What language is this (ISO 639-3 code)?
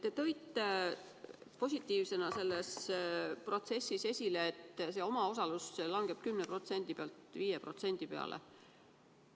est